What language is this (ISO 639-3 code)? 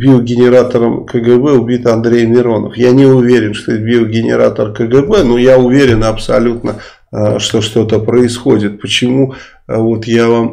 rus